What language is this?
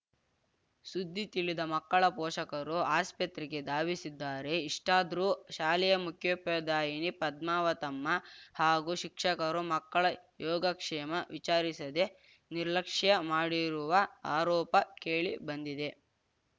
Kannada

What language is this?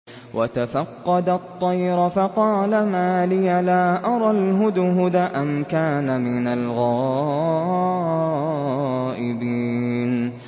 Arabic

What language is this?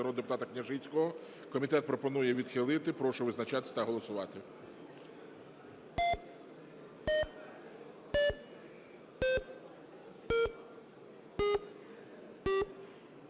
Ukrainian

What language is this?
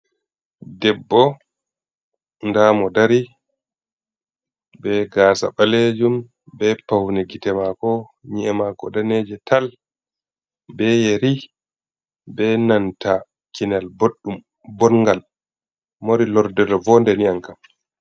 Fula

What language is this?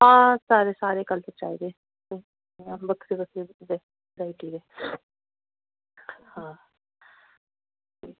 Dogri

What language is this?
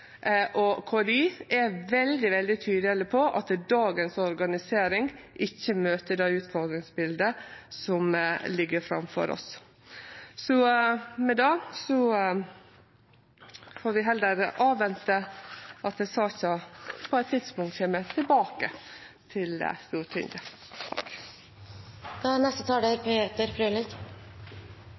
Norwegian Nynorsk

